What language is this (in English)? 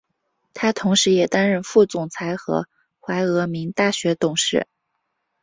Chinese